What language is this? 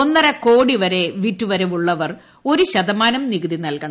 Malayalam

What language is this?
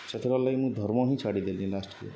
Odia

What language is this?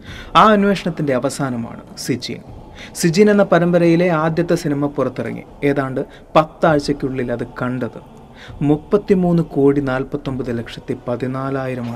Malayalam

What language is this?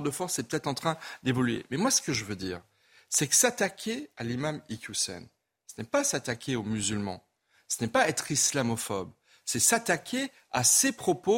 French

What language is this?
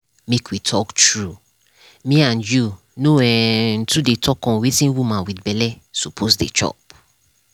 Nigerian Pidgin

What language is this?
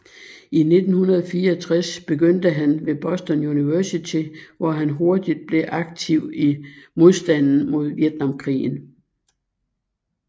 Danish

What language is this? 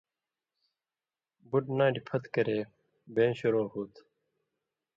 Indus Kohistani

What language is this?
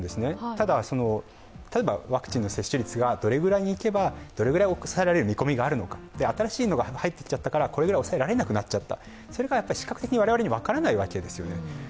Japanese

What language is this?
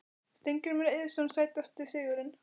Icelandic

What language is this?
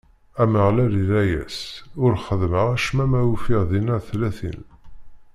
Kabyle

